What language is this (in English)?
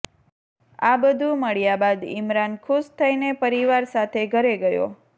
Gujarati